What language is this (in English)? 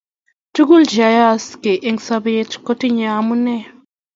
Kalenjin